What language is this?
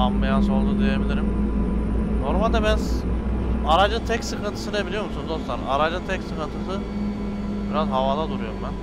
Turkish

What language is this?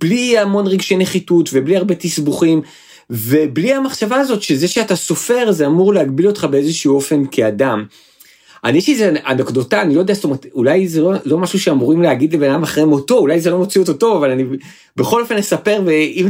Hebrew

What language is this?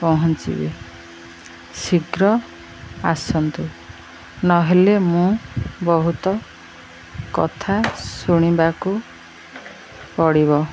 Odia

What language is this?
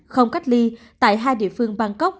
Vietnamese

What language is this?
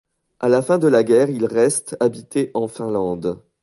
French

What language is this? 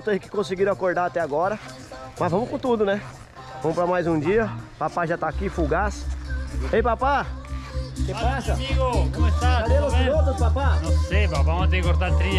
Portuguese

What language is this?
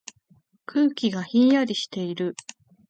Japanese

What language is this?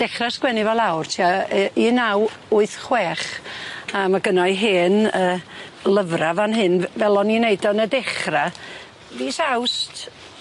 Welsh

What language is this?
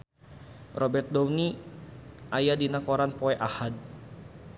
Sundanese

